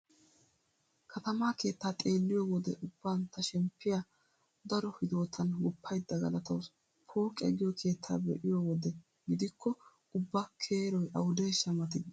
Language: Wolaytta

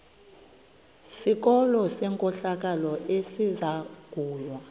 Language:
Xhosa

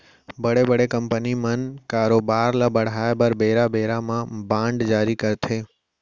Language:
Chhattisgarhi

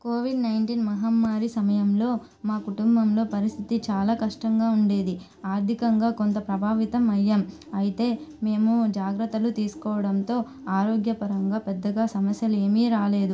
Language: Telugu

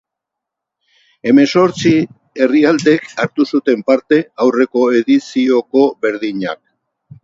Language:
Basque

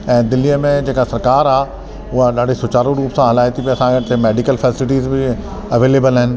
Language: Sindhi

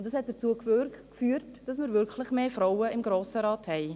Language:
Swiss German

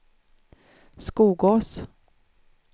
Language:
Swedish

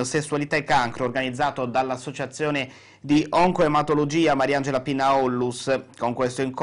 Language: Italian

